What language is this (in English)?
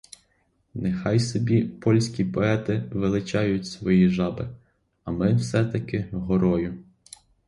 Ukrainian